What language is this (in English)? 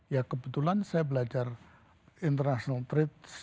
Indonesian